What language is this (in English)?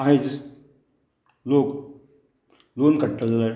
Konkani